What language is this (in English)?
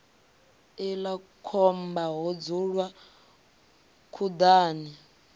Venda